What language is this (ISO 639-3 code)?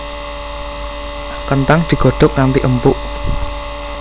jav